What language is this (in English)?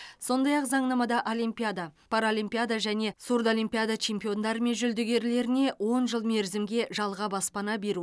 Kazakh